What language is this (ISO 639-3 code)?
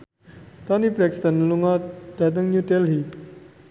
jav